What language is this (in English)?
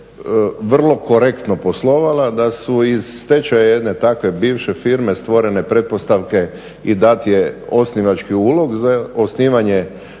Croatian